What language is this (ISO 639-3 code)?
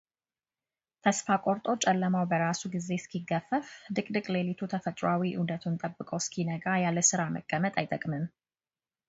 amh